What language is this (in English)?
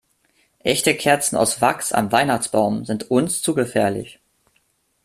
German